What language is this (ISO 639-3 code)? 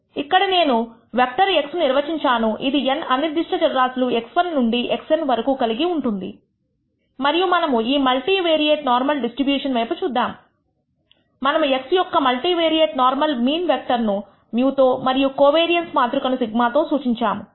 tel